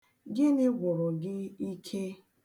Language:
Igbo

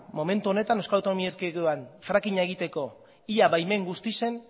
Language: Basque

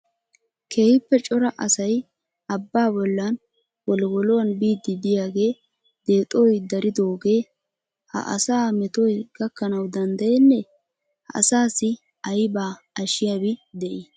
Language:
Wolaytta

